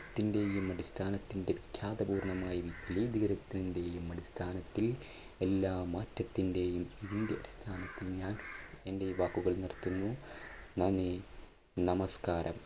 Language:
Malayalam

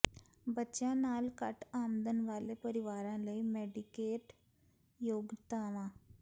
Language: Punjabi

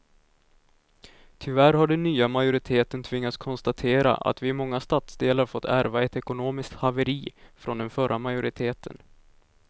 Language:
Swedish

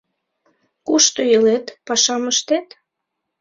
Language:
Mari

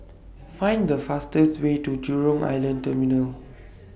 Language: English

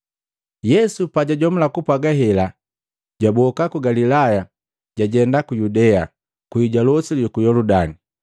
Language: Matengo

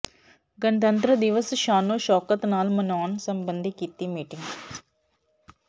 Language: Punjabi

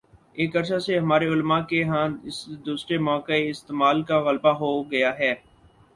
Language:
Urdu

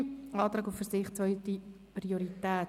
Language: Swiss German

